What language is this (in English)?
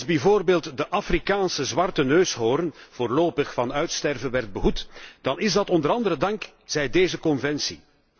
Dutch